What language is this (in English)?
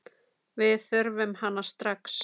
Icelandic